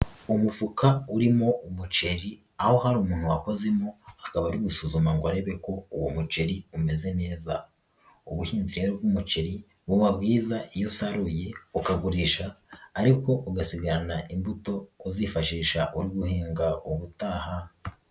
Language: Kinyarwanda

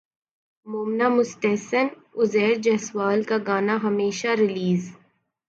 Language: Urdu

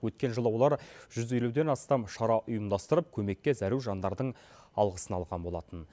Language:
Kazakh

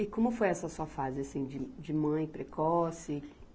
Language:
Portuguese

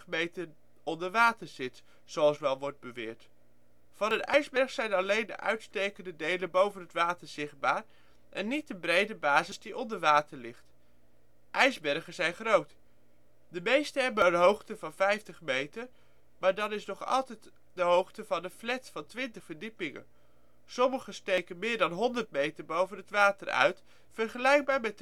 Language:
Dutch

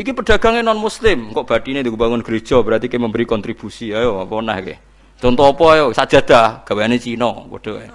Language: Indonesian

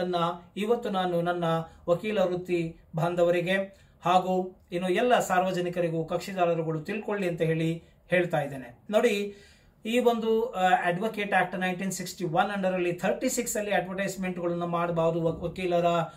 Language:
Kannada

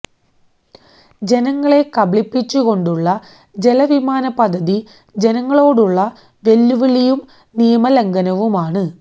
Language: Malayalam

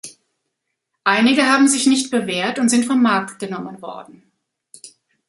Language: German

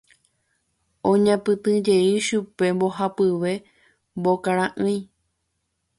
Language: Guarani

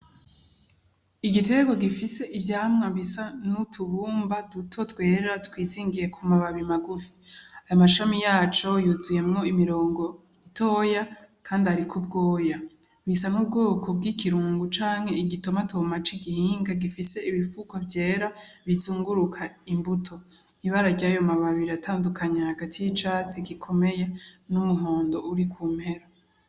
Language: Rundi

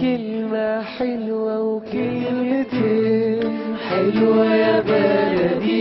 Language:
Arabic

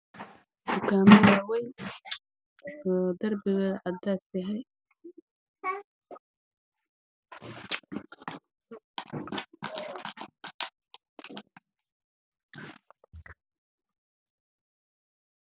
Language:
Somali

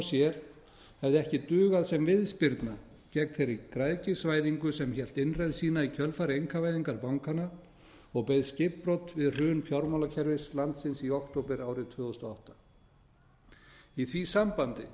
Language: Icelandic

